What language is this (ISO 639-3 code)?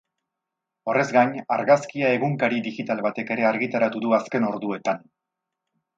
eus